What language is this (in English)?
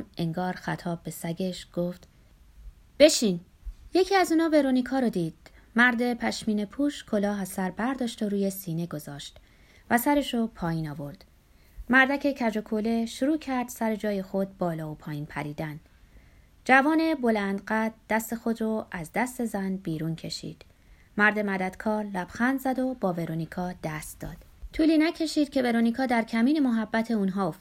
Persian